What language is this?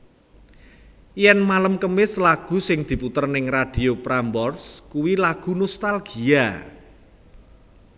Javanese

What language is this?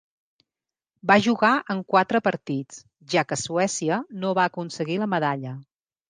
Catalan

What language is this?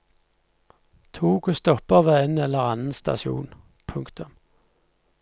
Norwegian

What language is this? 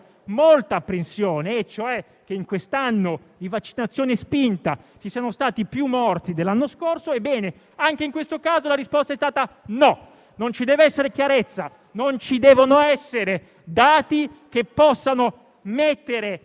Italian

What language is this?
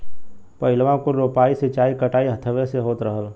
Bhojpuri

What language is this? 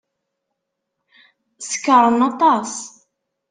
Kabyle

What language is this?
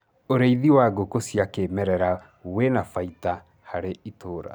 Kikuyu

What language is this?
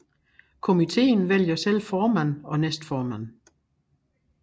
Danish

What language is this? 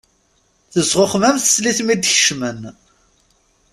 Kabyle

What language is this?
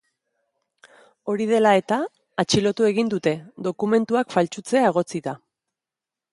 Basque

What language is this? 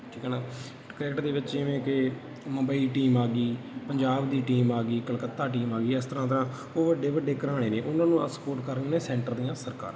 Punjabi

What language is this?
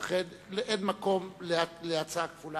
Hebrew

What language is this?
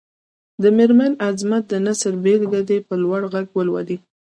Pashto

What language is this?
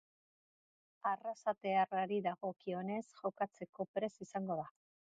Basque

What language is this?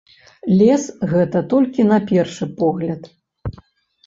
Belarusian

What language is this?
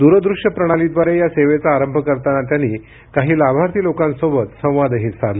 Marathi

